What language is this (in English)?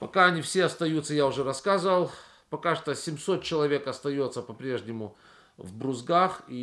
Russian